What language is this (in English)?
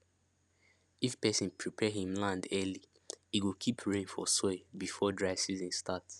Nigerian Pidgin